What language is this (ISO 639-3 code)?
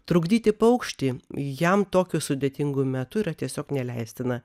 lit